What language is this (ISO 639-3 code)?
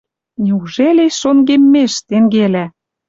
mrj